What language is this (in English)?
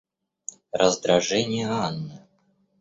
Russian